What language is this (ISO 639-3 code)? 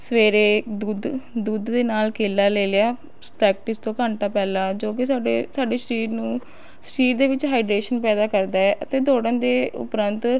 pan